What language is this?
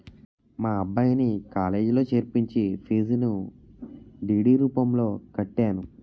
Telugu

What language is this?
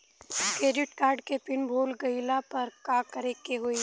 Bhojpuri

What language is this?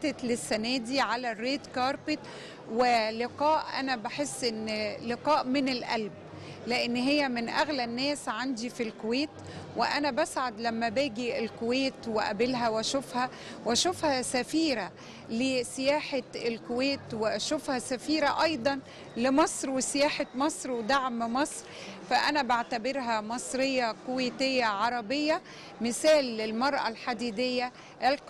Arabic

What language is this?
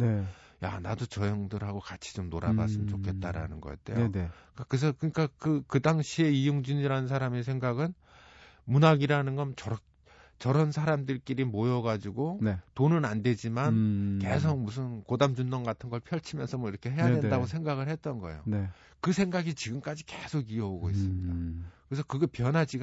Korean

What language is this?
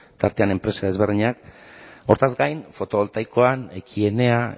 Basque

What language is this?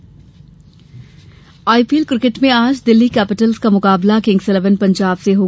Hindi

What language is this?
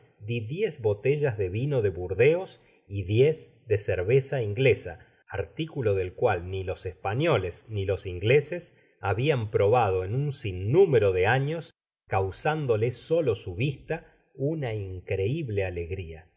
Spanish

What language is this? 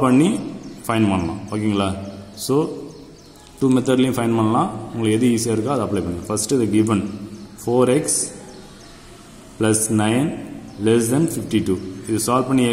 Hindi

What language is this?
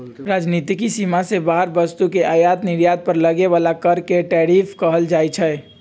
Magahi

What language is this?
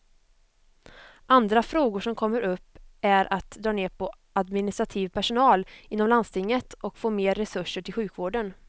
Swedish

